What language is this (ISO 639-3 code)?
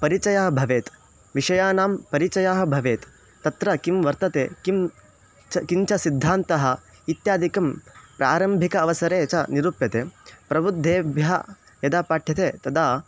san